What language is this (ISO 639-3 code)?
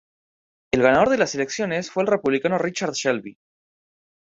spa